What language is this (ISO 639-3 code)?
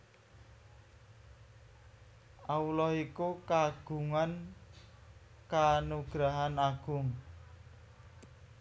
jav